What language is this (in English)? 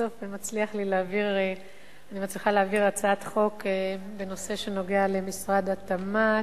Hebrew